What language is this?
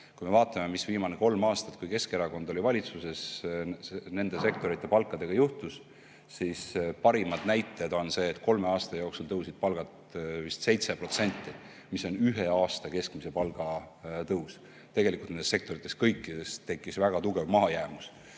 Estonian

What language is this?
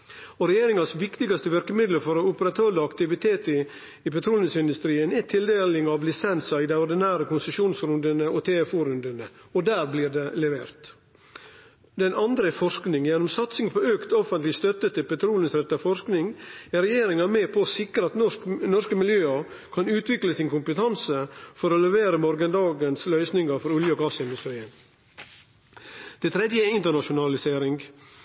Norwegian Nynorsk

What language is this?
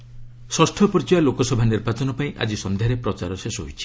Odia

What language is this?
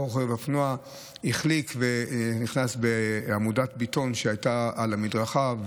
Hebrew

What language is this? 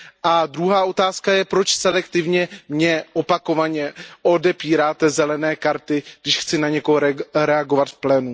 Czech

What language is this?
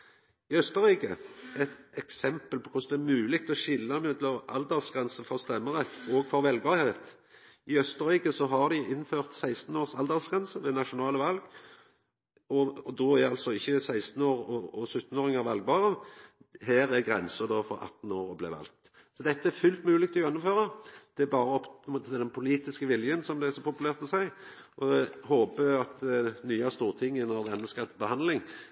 Norwegian Nynorsk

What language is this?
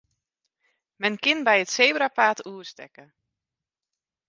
Western Frisian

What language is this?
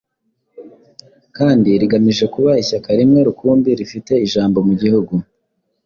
Kinyarwanda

